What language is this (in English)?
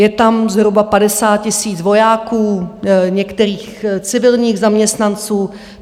Czech